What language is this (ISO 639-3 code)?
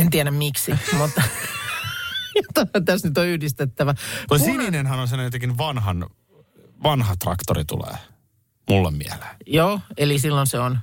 fin